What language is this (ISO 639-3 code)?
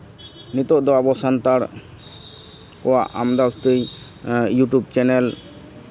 sat